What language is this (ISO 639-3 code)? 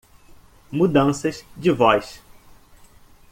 por